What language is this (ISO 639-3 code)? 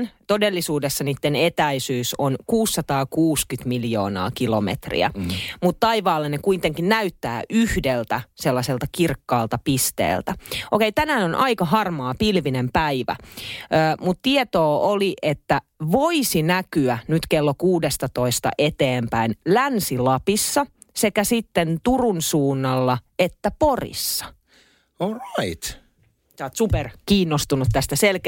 fin